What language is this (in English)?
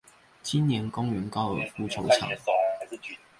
Chinese